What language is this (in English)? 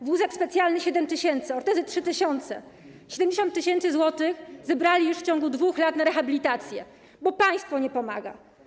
Polish